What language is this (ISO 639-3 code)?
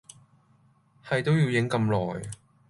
yue